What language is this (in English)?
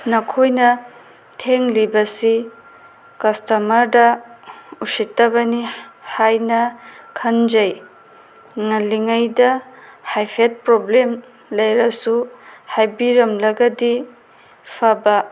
Manipuri